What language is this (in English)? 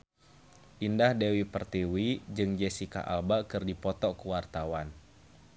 Sundanese